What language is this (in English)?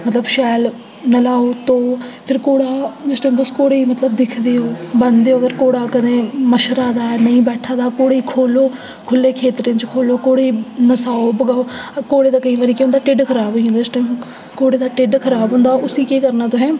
Dogri